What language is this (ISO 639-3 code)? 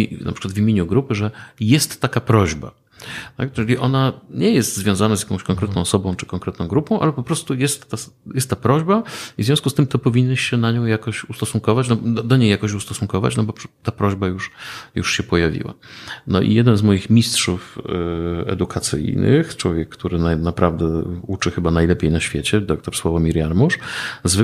pol